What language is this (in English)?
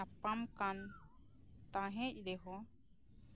Santali